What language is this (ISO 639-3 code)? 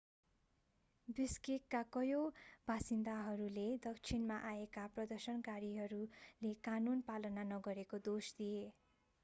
nep